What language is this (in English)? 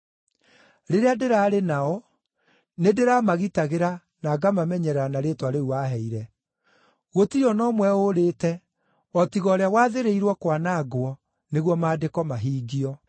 Kikuyu